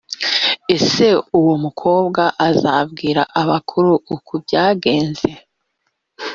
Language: Kinyarwanda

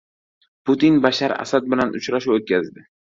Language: Uzbek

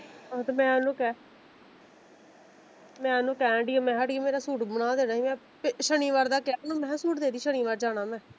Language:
Punjabi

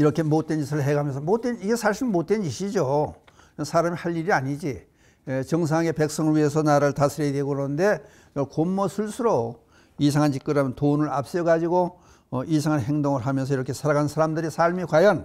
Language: Korean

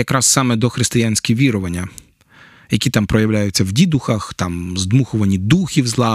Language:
Ukrainian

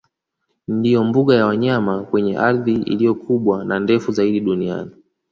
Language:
Swahili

